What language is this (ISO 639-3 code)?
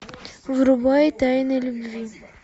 rus